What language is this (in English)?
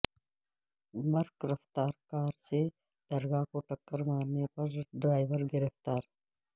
Urdu